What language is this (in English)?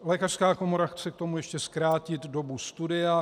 Czech